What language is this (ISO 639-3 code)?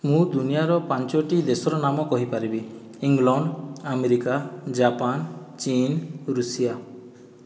ori